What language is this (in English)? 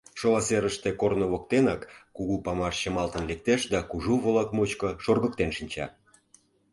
Mari